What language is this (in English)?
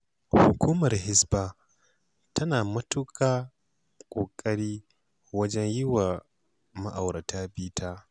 Hausa